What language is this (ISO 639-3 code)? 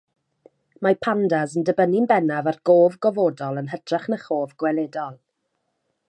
cym